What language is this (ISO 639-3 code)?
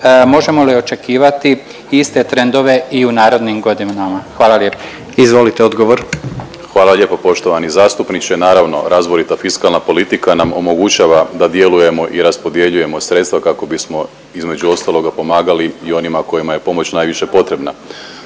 hrv